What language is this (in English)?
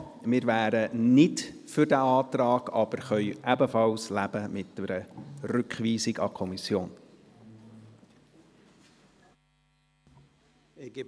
Swiss German